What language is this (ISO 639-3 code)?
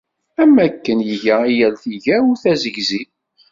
kab